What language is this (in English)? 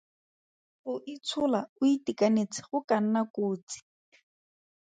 Tswana